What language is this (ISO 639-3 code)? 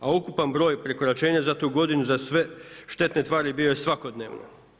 hrv